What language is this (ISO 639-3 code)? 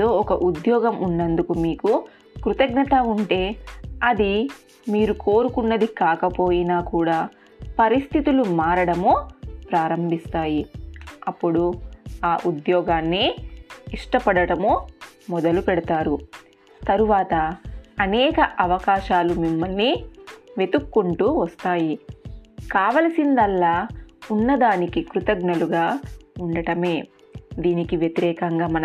tel